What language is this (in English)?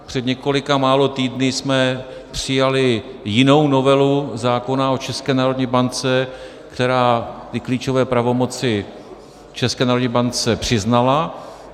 Czech